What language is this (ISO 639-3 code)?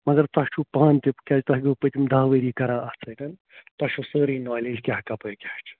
kas